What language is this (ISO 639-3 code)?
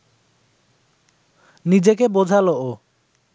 ben